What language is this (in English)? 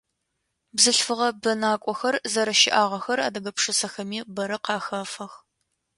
Adyghe